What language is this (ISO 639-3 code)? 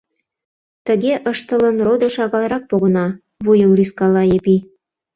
chm